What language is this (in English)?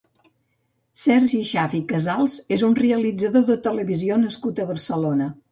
Catalan